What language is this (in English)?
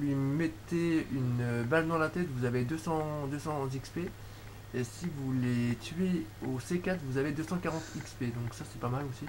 French